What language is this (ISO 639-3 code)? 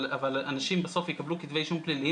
heb